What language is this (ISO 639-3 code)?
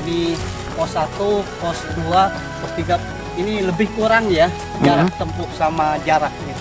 ind